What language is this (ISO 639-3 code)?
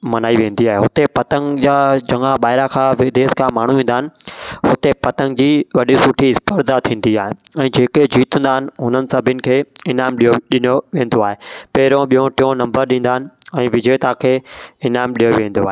snd